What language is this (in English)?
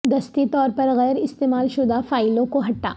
Urdu